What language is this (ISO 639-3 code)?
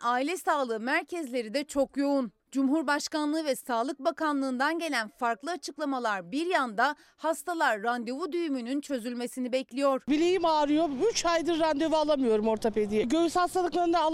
tur